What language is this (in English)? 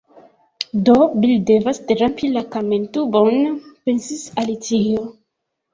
Esperanto